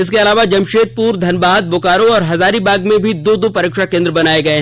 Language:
Hindi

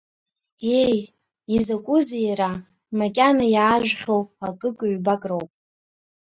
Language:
Abkhazian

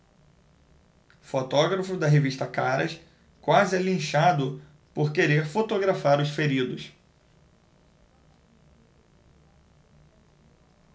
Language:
Portuguese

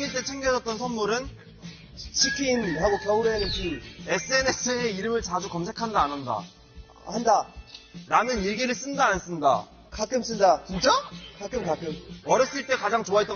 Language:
Korean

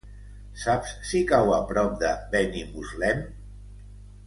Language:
Catalan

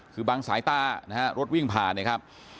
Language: Thai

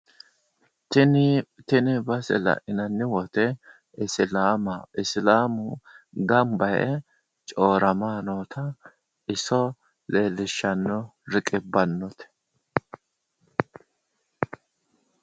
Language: Sidamo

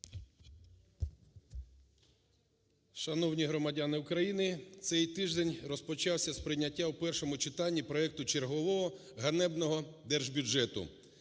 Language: Ukrainian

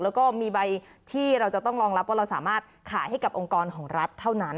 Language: Thai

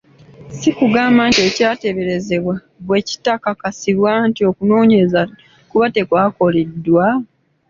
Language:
Ganda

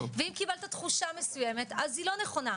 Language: Hebrew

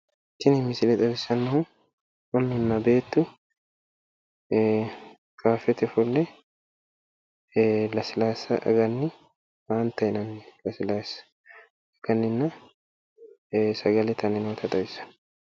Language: Sidamo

